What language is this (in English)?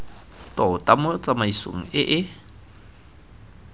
Tswana